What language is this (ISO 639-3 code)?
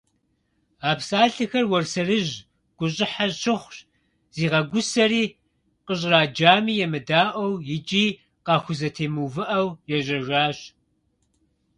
kbd